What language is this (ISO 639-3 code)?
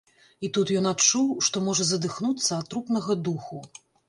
bel